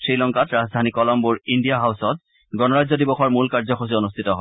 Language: Assamese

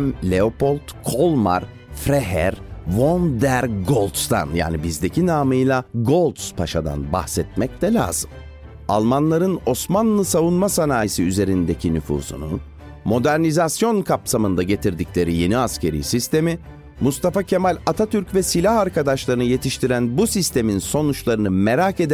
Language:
Turkish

